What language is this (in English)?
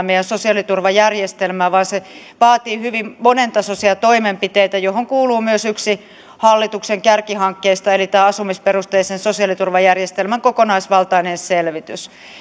Finnish